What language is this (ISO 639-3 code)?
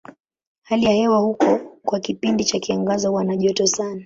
swa